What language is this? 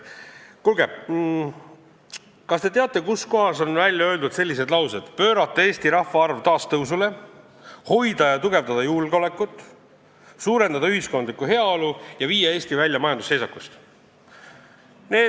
Estonian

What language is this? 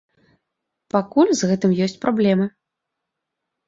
Belarusian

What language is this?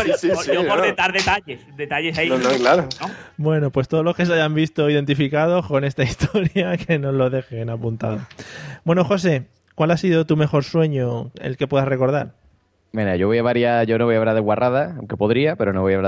Spanish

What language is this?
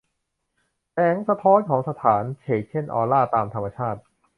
Thai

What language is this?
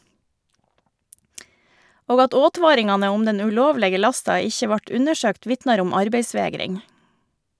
Norwegian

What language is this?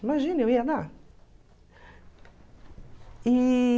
Portuguese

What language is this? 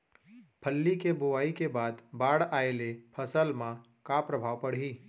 Chhattisgarhi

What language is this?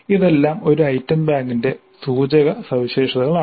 Malayalam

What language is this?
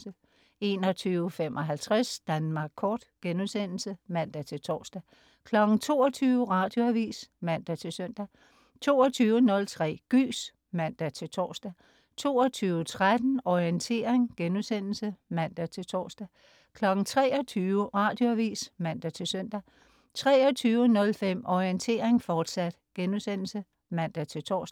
Danish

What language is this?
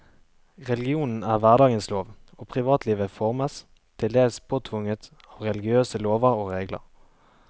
Norwegian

